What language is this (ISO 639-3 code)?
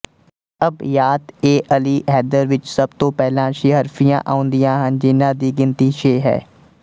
pan